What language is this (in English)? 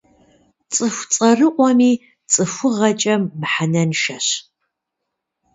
Kabardian